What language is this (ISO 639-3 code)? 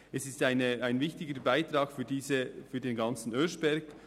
gsw